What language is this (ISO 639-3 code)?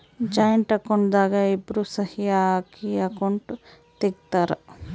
kan